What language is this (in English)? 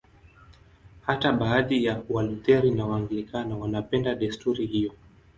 Swahili